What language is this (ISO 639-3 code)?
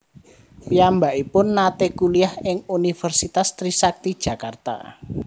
jav